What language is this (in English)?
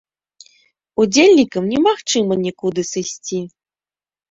Belarusian